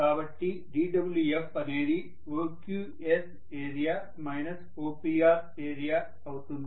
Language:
Telugu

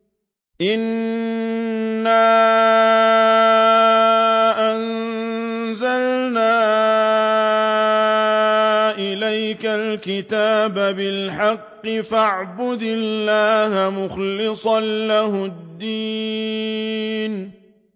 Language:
Arabic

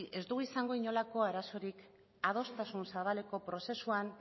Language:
Basque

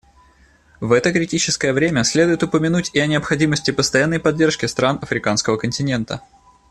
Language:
Russian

